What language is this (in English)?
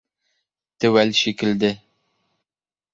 Bashkir